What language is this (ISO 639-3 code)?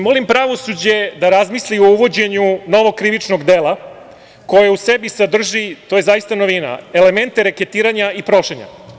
srp